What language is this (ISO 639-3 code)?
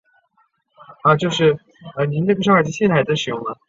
zho